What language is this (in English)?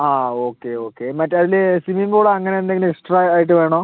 Malayalam